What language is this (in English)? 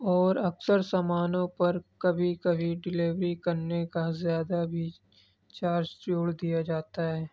Urdu